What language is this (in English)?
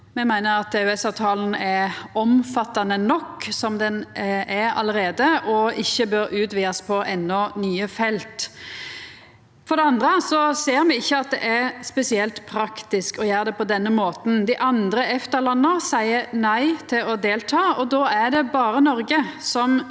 Norwegian